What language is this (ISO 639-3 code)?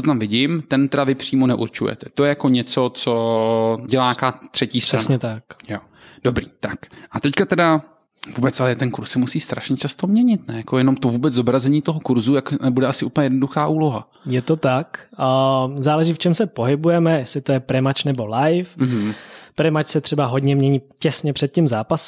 ces